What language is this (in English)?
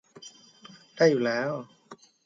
Thai